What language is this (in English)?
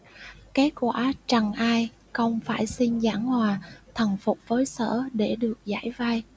Vietnamese